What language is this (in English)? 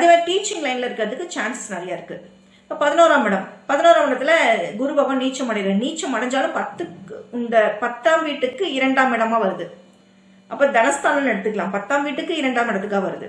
Tamil